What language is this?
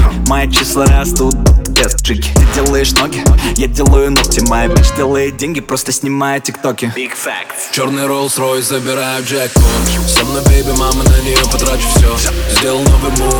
Russian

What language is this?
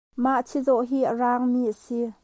Hakha Chin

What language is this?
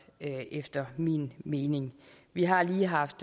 Danish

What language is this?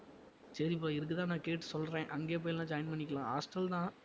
Tamil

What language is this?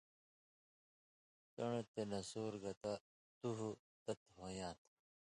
Indus Kohistani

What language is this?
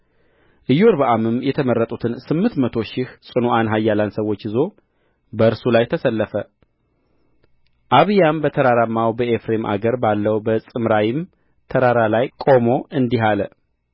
Amharic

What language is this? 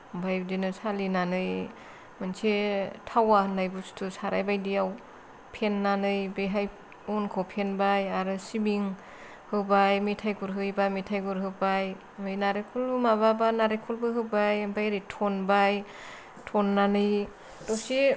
Bodo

